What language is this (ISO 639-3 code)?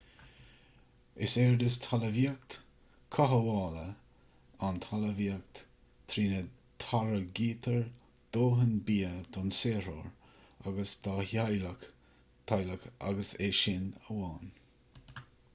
gle